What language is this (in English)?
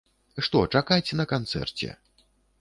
Belarusian